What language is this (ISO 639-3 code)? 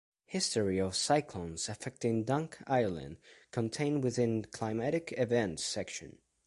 eng